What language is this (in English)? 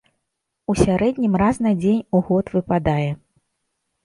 Belarusian